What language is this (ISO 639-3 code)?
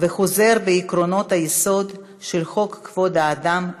heb